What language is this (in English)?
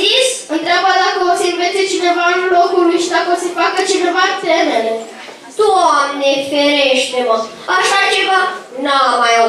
Romanian